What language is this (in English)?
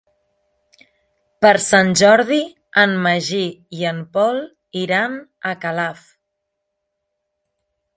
Catalan